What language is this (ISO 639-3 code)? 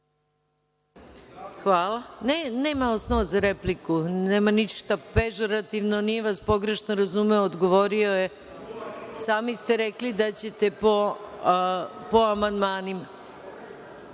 srp